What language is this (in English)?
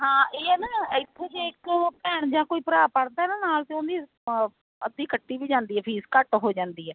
Punjabi